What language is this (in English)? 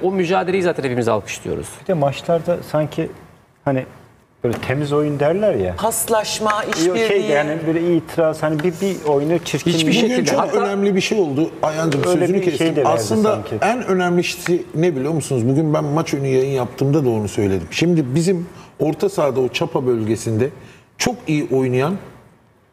Turkish